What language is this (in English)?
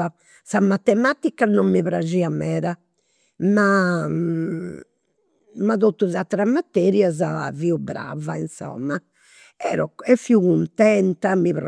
Campidanese Sardinian